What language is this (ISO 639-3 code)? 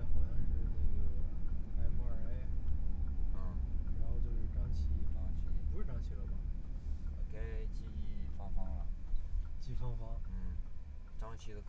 zho